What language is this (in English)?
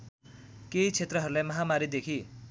Nepali